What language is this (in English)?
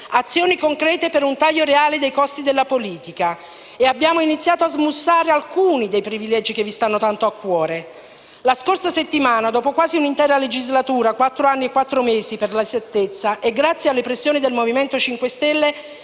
Italian